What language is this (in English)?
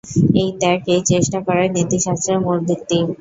Bangla